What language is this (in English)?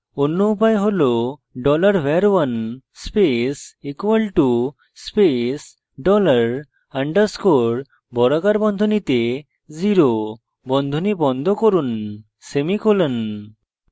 Bangla